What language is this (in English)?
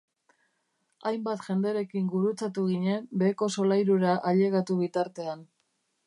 Basque